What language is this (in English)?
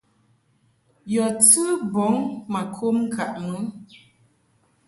Mungaka